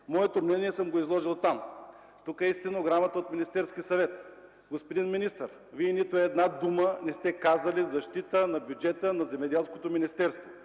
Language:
Bulgarian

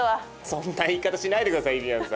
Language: Japanese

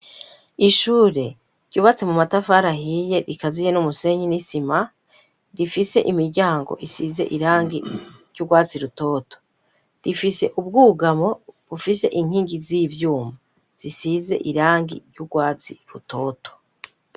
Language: Rundi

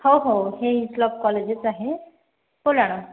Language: Marathi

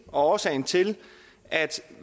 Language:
Danish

